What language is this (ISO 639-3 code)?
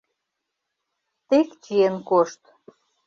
chm